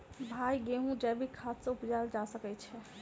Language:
Maithili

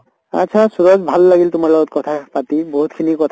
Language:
Assamese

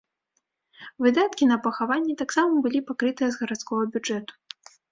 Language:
Belarusian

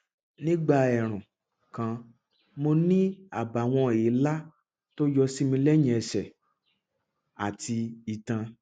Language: Yoruba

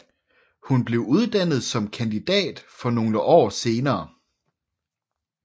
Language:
Danish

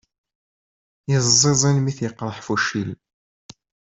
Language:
Kabyle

